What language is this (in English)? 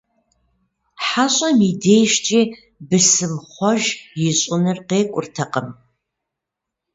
Kabardian